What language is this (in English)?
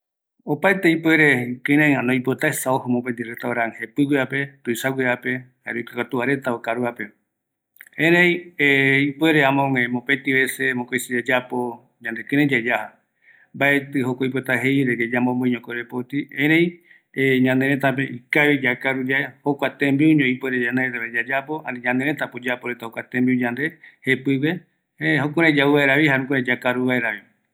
Eastern Bolivian Guaraní